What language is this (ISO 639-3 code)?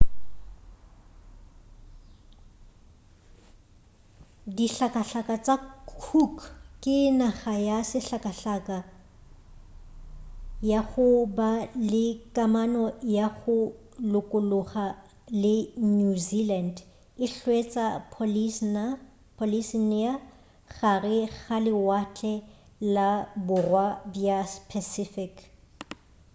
nso